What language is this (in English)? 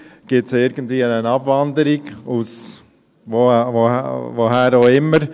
Swiss German